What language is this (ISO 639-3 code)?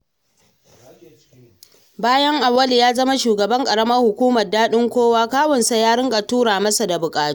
hau